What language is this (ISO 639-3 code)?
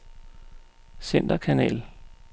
dan